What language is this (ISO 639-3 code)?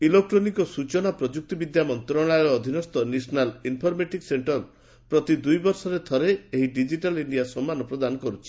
ori